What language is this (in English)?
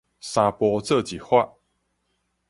Min Nan Chinese